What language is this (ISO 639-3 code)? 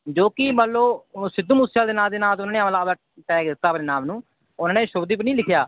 pan